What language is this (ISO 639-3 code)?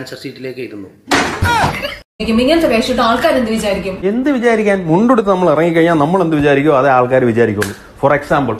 nld